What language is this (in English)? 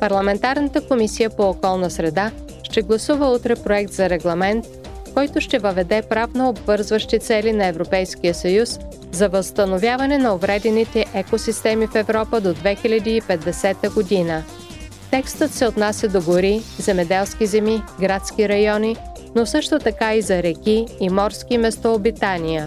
Bulgarian